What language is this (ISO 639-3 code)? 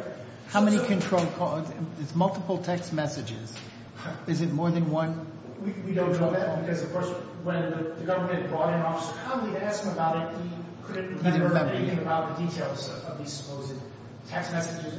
eng